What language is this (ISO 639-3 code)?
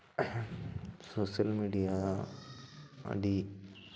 sat